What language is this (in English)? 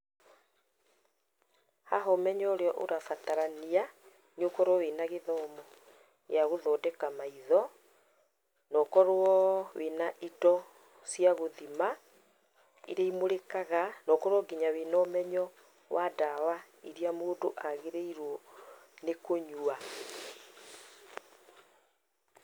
Kikuyu